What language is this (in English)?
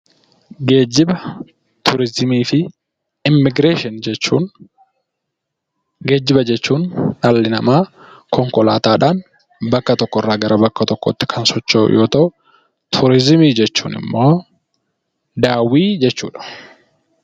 Oromo